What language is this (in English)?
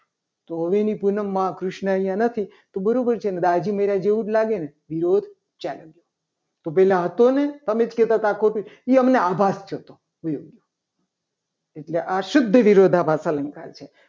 Gujarati